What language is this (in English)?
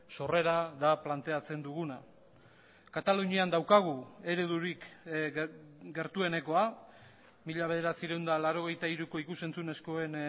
Basque